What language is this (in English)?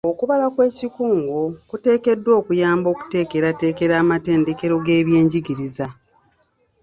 Ganda